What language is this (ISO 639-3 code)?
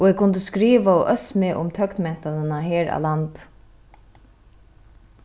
fao